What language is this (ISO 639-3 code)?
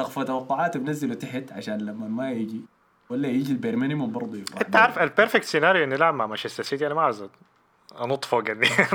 ara